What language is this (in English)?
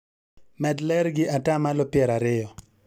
Luo (Kenya and Tanzania)